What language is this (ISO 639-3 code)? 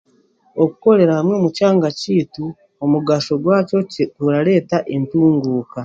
cgg